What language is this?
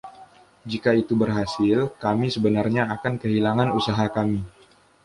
Indonesian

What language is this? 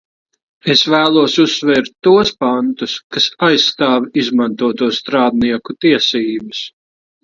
Latvian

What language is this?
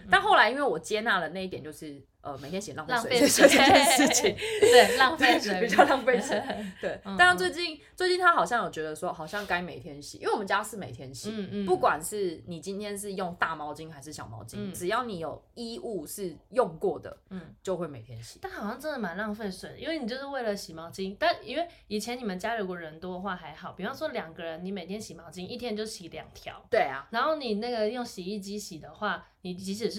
Chinese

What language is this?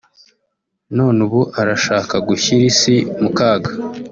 Kinyarwanda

